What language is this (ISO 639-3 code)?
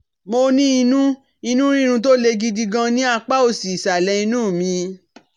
yor